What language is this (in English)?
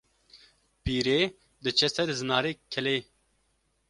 Kurdish